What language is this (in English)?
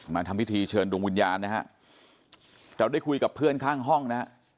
Thai